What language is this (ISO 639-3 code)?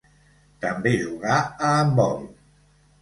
cat